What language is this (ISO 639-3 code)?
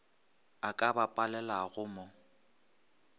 nso